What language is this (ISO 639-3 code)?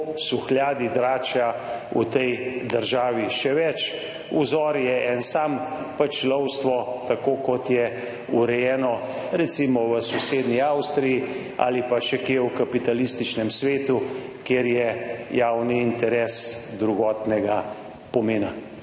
slv